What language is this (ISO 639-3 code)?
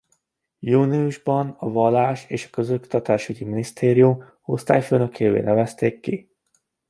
hun